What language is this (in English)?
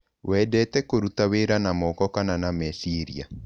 Kikuyu